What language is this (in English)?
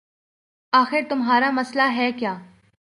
Urdu